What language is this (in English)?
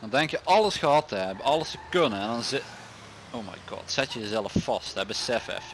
Dutch